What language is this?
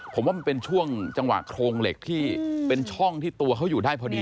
Thai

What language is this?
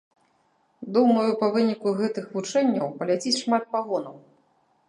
Belarusian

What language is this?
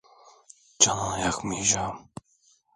Turkish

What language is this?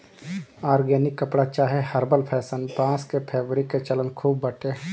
Bhojpuri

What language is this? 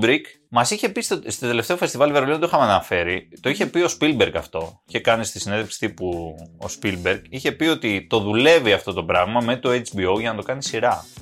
Greek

